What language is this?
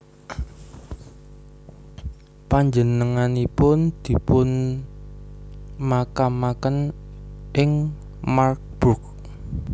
Javanese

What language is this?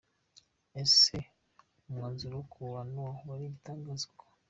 Kinyarwanda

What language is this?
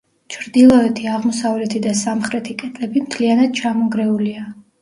Georgian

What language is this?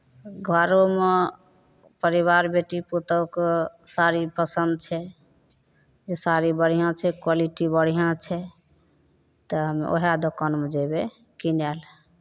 Maithili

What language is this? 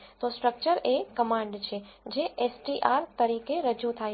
Gujarati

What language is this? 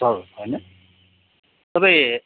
Nepali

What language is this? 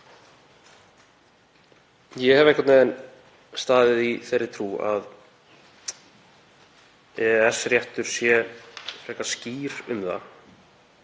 Icelandic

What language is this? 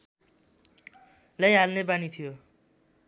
Nepali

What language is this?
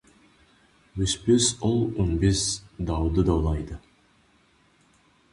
Kazakh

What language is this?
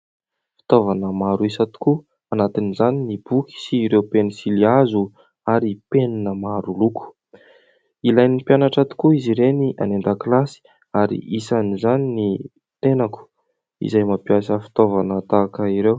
Malagasy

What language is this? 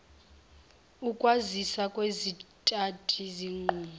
Zulu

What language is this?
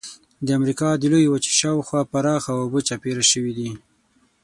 Pashto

